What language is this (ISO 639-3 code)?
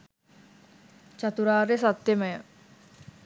sin